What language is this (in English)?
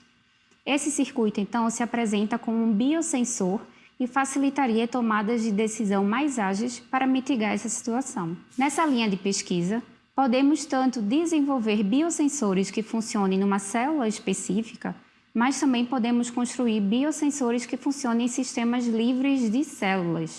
Portuguese